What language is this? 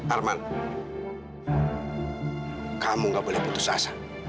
Indonesian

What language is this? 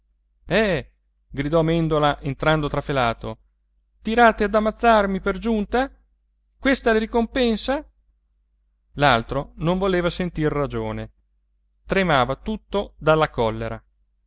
Italian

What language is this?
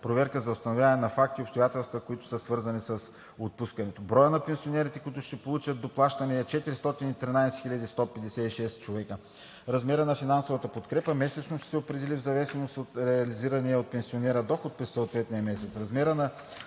Bulgarian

